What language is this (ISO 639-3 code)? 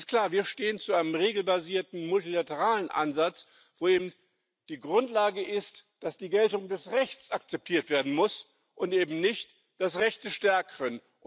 deu